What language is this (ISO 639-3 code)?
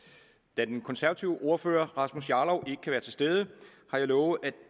dan